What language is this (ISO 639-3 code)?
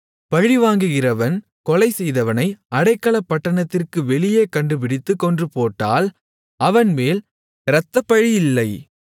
tam